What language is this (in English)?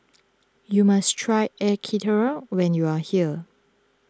English